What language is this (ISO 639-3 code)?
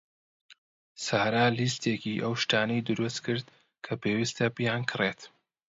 ckb